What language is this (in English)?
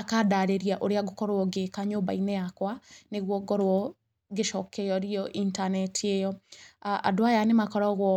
Kikuyu